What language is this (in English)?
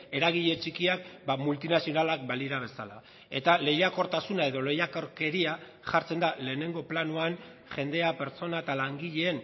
Basque